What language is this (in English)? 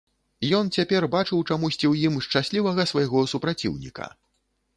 Belarusian